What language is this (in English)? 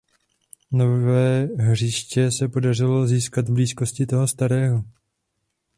Czech